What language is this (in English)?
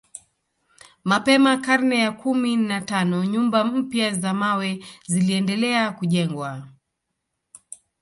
Swahili